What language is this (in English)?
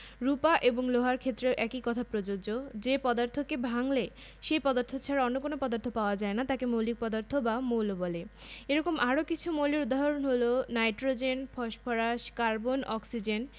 Bangla